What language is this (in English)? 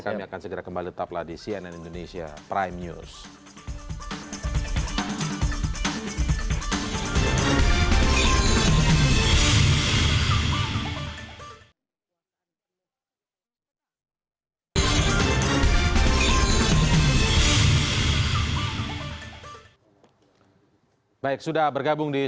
Indonesian